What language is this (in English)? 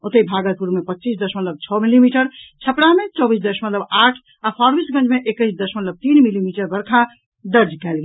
Maithili